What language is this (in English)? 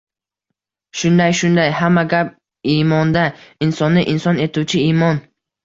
Uzbek